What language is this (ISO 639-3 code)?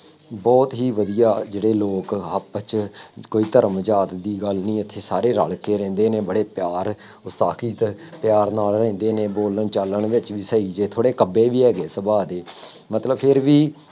pan